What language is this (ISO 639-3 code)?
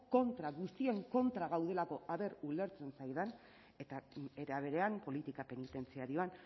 eus